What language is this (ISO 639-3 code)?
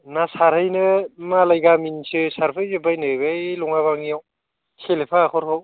brx